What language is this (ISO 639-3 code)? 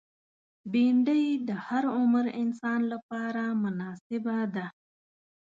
pus